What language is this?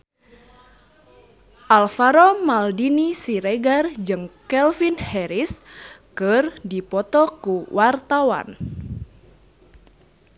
Sundanese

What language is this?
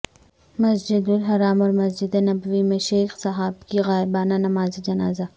Urdu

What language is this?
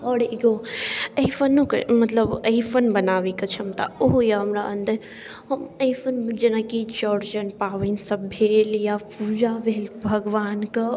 Maithili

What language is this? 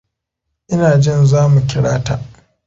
Hausa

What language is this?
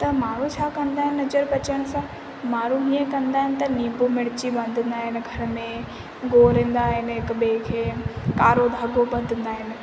Sindhi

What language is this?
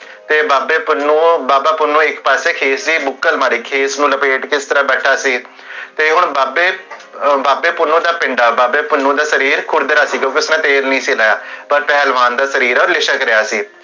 Punjabi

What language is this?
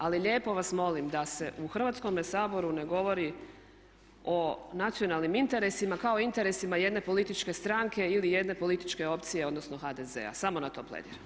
Croatian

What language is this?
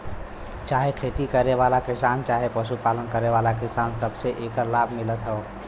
Bhojpuri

